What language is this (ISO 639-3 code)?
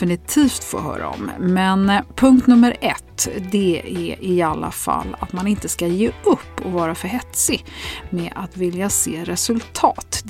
swe